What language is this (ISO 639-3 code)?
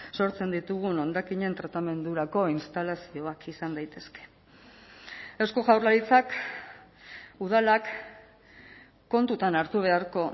eus